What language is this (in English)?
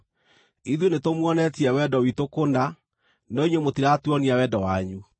Kikuyu